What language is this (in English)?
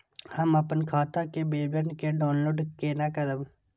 Maithili